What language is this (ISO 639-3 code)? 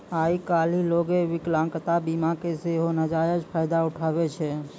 mai